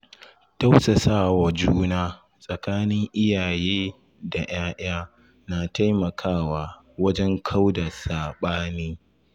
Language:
Hausa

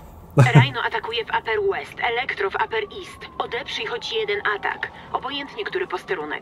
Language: Polish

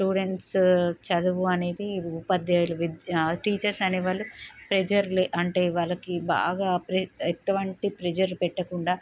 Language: Telugu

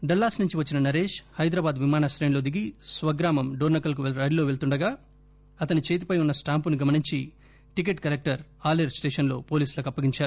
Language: Telugu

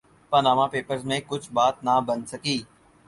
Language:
Urdu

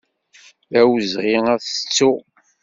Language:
Kabyle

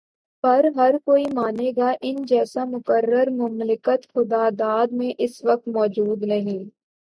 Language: Urdu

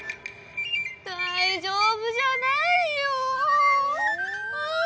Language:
Japanese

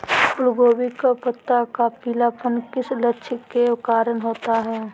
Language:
Magahi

